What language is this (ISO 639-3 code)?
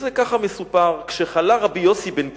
heb